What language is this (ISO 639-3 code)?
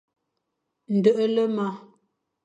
fan